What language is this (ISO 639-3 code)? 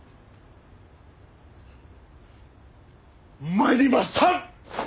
jpn